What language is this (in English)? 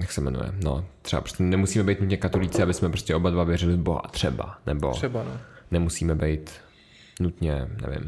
Czech